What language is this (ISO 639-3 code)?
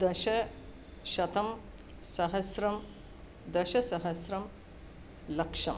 san